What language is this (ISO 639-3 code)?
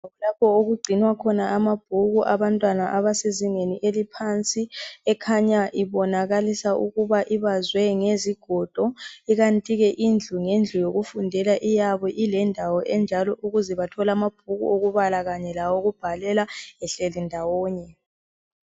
nde